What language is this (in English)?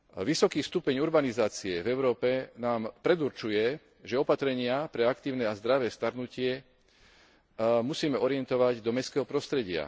Slovak